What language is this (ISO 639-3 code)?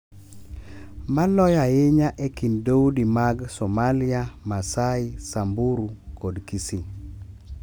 luo